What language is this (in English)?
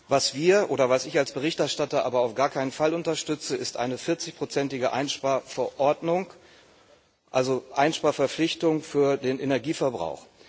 German